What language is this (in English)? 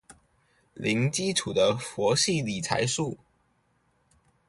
Chinese